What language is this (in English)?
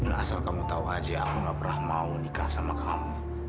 Indonesian